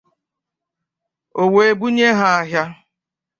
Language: Igbo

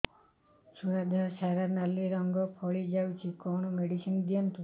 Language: Odia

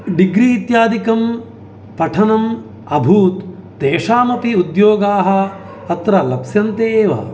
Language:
Sanskrit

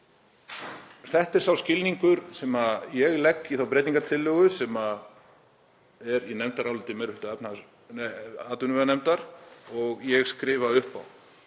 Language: Icelandic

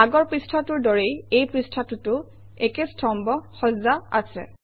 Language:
Assamese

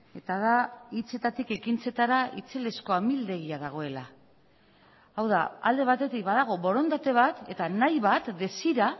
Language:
Basque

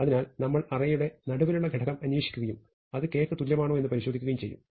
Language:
Malayalam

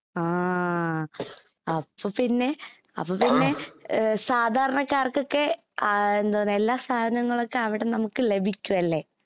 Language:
Malayalam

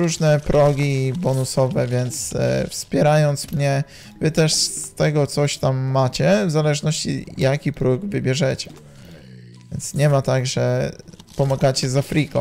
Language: Polish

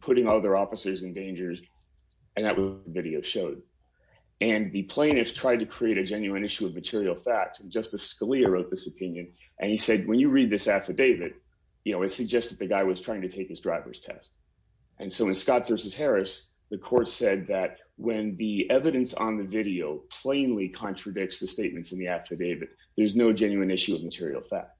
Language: English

